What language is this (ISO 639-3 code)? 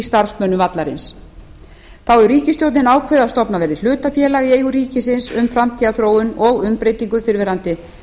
isl